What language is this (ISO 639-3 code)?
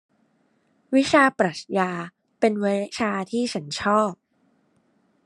tha